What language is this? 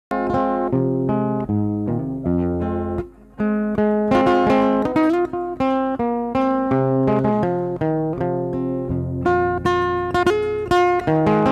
Thai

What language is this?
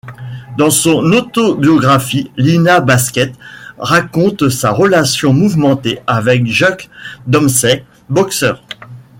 French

